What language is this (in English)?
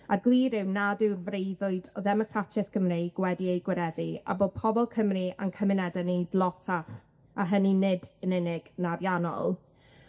Welsh